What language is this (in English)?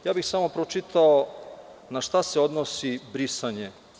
Serbian